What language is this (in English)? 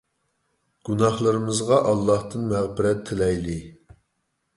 Uyghur